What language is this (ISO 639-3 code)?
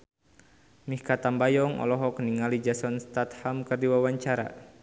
sun